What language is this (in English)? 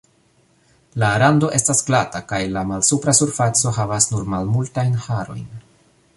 Esperanto